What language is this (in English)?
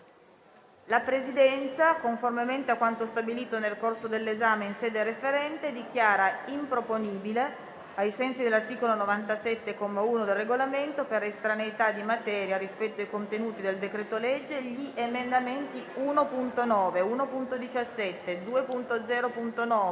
Italian